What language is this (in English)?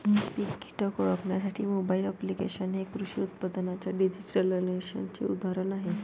Marathi